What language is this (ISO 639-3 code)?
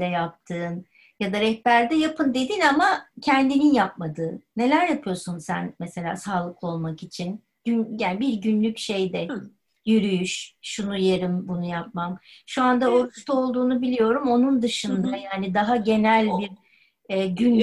tur